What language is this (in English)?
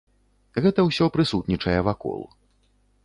Belarusian